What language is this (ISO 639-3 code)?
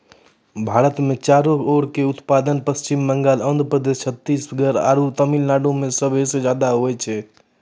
mai